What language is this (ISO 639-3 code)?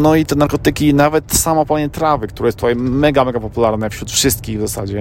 pol